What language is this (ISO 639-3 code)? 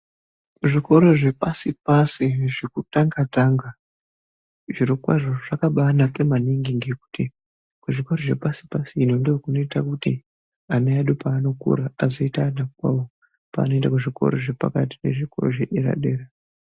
ndc